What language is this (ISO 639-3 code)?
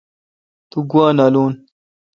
xka